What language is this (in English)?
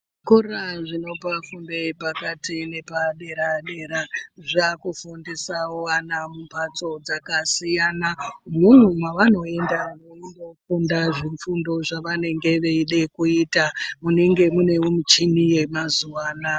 Ndau